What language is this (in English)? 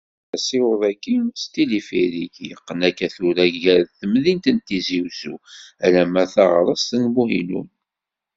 Kabyle